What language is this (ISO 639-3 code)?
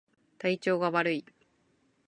jpn